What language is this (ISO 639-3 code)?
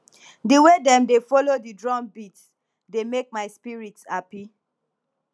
pcm